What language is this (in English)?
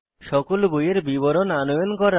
Bangla